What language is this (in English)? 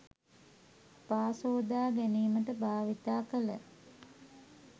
Sinhala